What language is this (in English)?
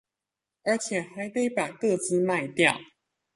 Chinese